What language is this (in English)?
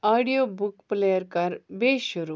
Kashmiri